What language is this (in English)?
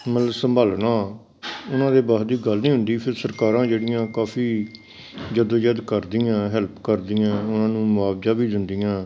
Punjabi